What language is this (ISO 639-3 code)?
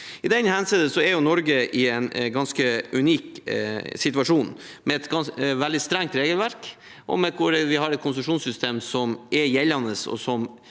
nor